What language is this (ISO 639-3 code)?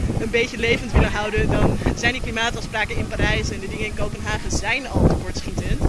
nld